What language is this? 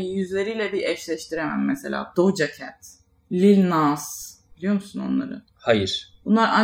Turkish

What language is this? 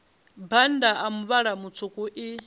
Venda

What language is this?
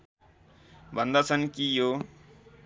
Nepali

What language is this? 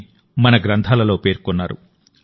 Telugu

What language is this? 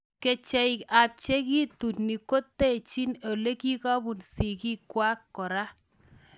Kalenjin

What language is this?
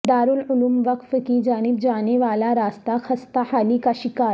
Urdu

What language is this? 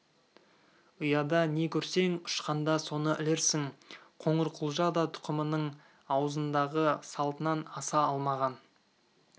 Kazakh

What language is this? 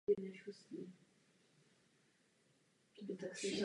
Czech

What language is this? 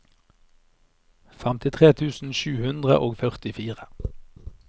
Norwegian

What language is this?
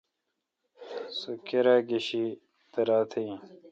Kalkoti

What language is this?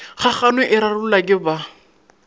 Northern Sotho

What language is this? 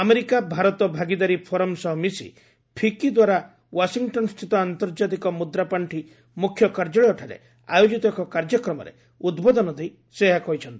Odia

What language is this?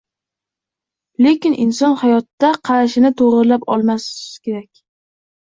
Uzbek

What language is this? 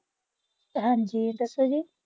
Punjabi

